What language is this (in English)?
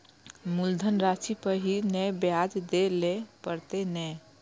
Maithili